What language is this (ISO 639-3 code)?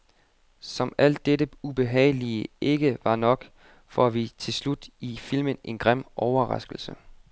dan